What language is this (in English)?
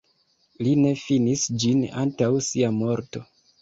Esperanto